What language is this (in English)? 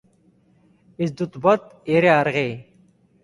Basque